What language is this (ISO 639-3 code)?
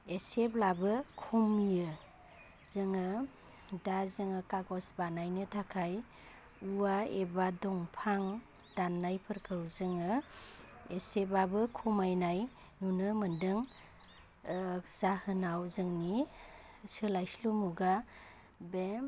brx